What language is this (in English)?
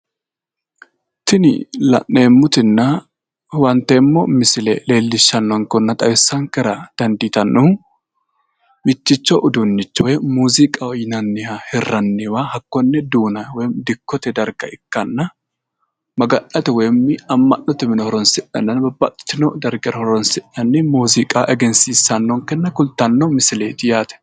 Sidamo